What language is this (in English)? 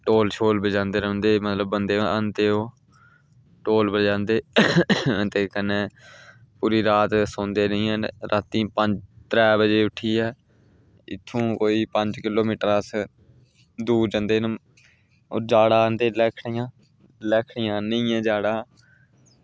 Dogri